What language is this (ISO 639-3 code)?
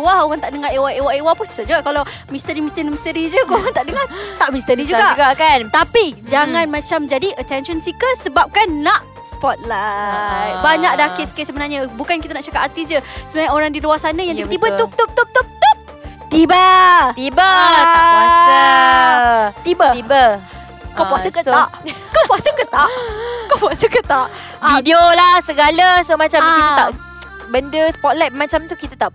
msa